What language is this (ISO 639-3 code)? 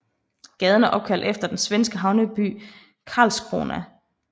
dan